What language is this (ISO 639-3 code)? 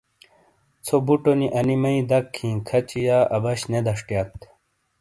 scl